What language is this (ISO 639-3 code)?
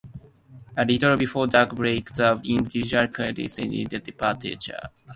eng